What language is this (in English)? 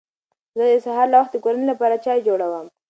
Pashto